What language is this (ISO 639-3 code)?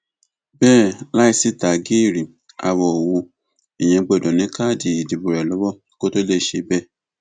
yor